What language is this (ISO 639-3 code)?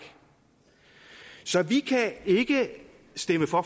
dan